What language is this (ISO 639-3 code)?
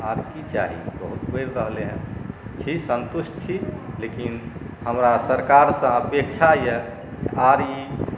mai